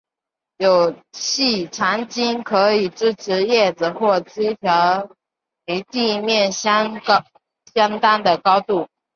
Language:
Chinese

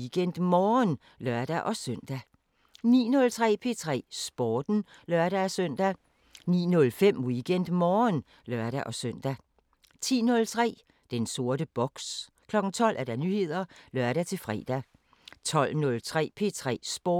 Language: Danish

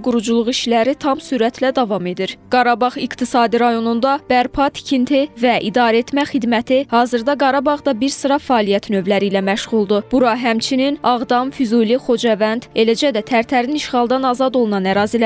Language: Turkish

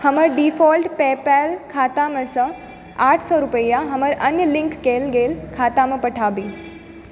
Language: Maithili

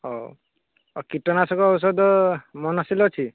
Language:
Odia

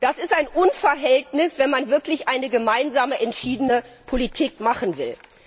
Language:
German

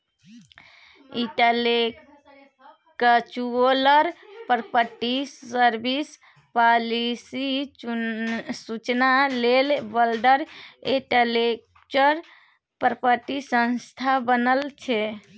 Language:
Maithili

